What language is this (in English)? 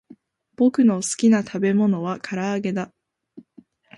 Japanese